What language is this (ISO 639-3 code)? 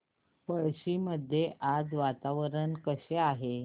mar